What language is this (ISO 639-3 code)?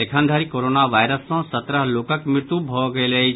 mai